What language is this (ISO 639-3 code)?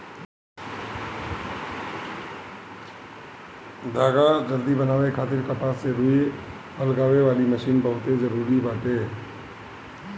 bho